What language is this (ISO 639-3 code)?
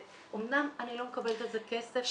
heb